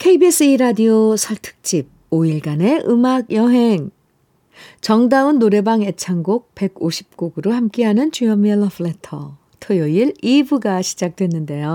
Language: Korean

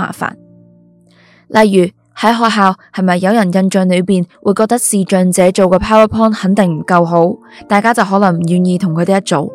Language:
Chinese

